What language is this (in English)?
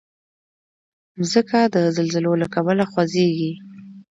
Pashto